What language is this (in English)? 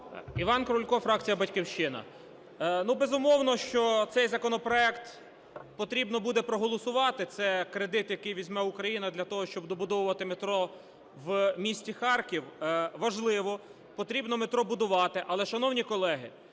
Ukrainian